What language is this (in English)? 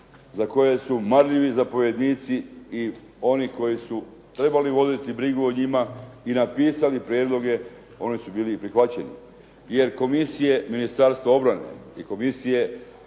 Croatian